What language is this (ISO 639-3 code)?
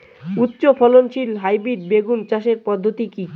ben